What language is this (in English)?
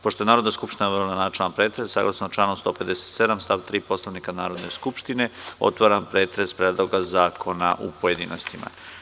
Serbian